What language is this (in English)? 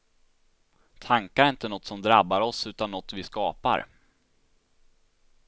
Swedish